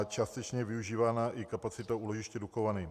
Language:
Czech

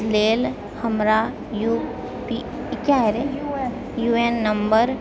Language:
Maithili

